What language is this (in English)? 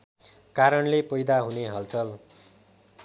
Nepali